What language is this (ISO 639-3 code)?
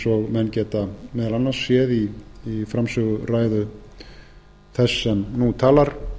isl